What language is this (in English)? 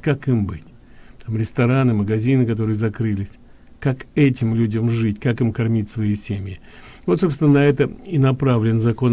Russian